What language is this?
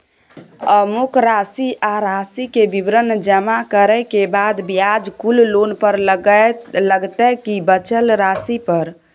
Maithili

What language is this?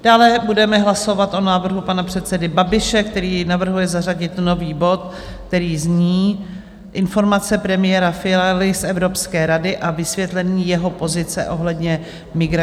Czech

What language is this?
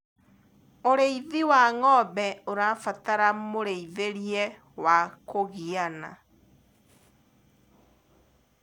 Kikuyu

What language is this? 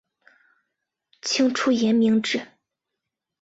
Chinese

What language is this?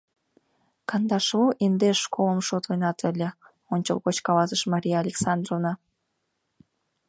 Mari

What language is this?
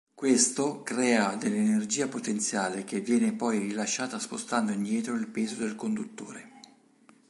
Italian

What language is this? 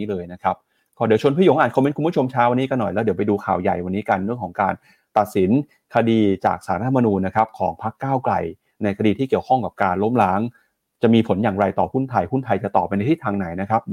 Thai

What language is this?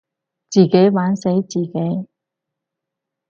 Cantonese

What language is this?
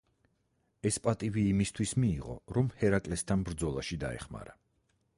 Georgian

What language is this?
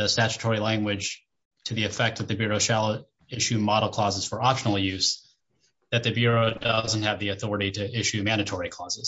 English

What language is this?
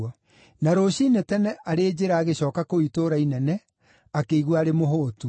Kikuyu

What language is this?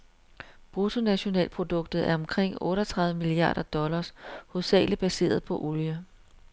Danish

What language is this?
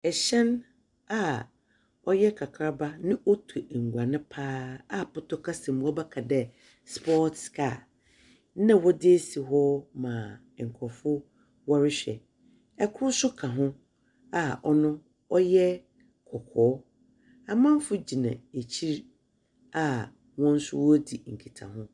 Akan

